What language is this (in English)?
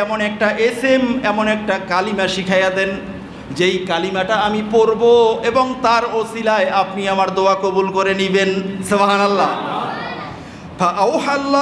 Bangla